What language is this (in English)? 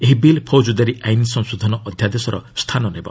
Odia